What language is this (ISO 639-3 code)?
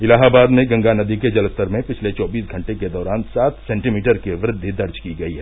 hin